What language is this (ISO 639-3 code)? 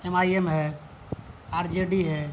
urd